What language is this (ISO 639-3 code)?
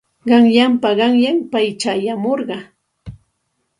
qxt